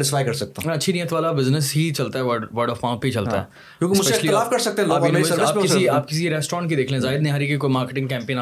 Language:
Urdu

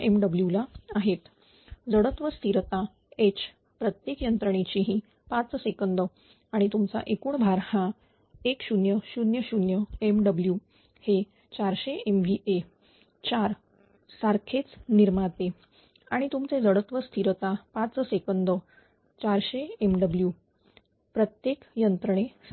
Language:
Marathi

